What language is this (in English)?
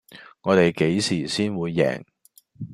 Cantonese